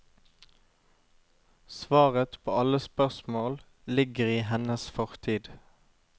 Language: Norwegian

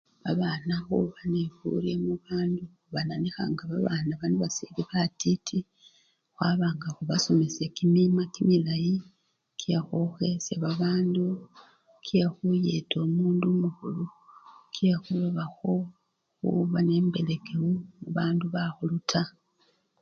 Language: Luyia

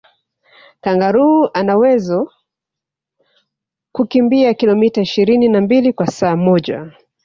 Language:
Swahili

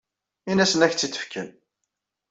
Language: Kabyle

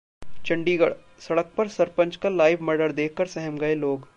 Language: Hindi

